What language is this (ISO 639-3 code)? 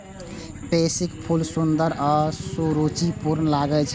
mai